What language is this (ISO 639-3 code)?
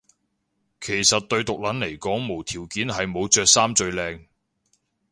yue